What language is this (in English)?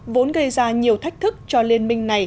Vietnamese